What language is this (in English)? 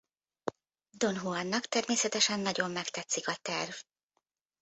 Hungarian